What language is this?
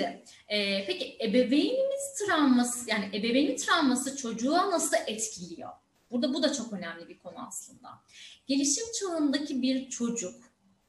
Turkish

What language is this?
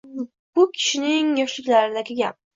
Uzbek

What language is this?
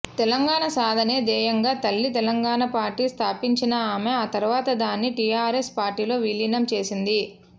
Telugu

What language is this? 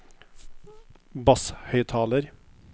Norwegian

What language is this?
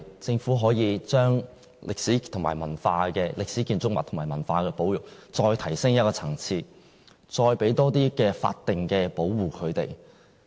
Cantonese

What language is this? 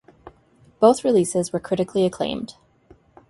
English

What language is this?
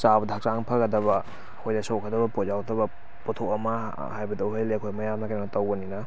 Manipuri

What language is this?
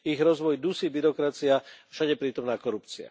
Slovak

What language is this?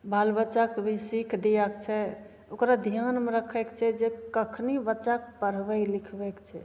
Maithili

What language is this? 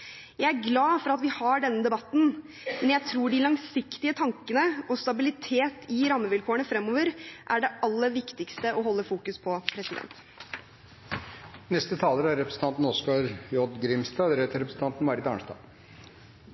Norwegian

